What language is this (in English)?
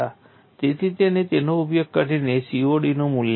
Gujarati